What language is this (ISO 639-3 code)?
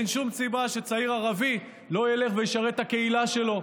heb